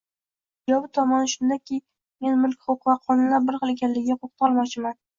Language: Uzbek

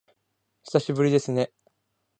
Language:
Japanese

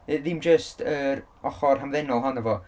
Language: Welsh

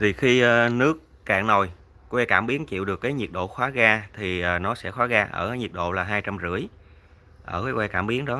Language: Vietnamese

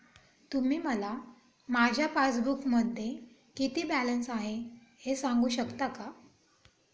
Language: Marathi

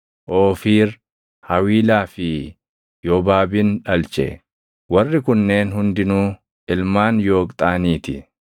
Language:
Oromo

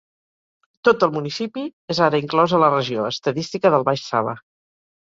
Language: Catalan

